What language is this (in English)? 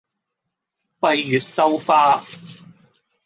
Cantonese